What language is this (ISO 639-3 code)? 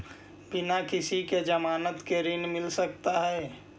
mag